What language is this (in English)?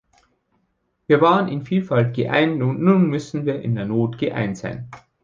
German